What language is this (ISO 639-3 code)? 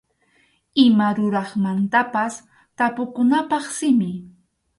qxu